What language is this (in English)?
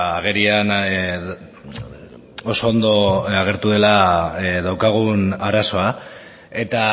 Basque